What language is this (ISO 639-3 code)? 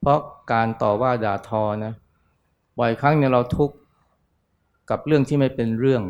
tha